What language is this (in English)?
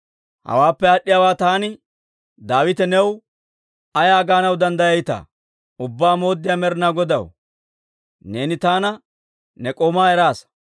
Dawro